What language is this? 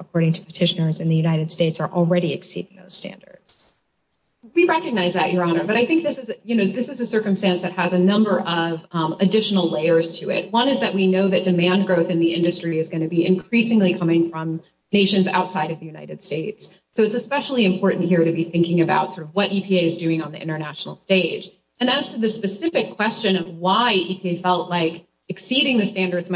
English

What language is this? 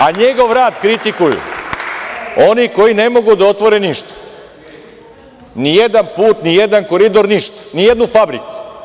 Serbian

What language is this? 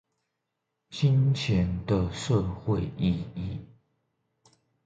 Chinese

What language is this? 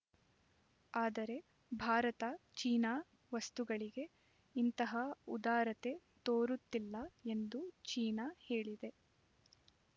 Kannada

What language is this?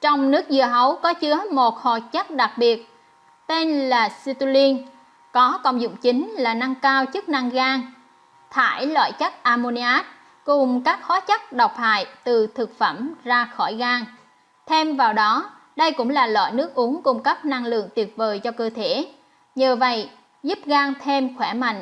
Vietnamese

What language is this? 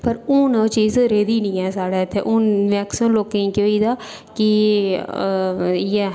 Dogri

